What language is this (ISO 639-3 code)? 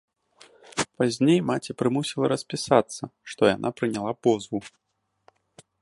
bel